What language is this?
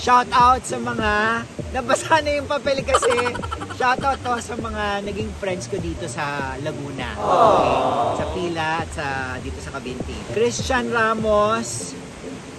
Filipino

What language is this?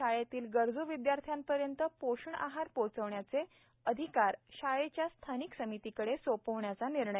Marathi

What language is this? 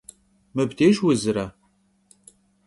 Kabardian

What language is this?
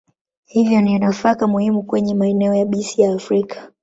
Swahili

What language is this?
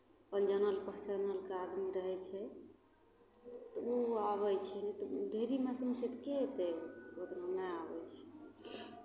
Maithili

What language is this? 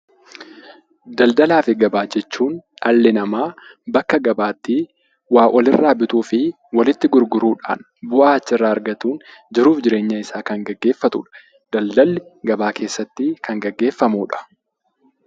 Oromo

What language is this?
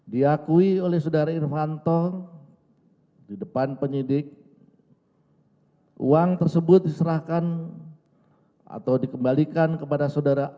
Indonesian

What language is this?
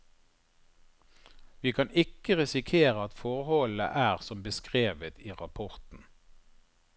Norwegian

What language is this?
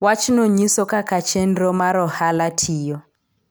Luo (Kenya and Tanzania)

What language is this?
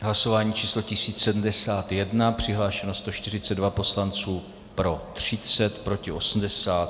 Czech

